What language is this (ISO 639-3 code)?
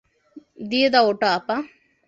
ben